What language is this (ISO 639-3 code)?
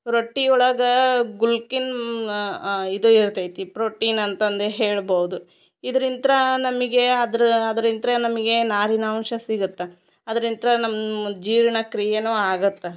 kan